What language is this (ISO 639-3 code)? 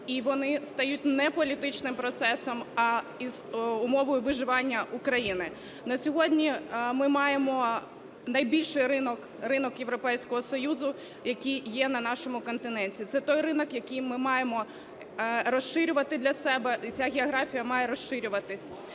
ukr